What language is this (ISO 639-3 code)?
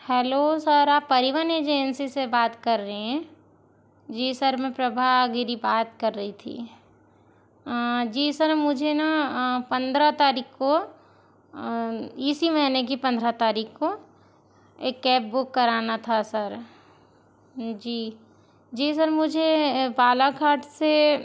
hin